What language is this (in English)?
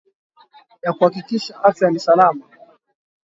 Swahili